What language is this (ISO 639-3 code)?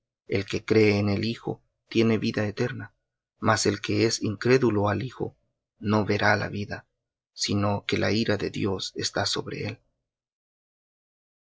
spa